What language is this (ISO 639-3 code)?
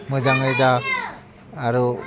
brx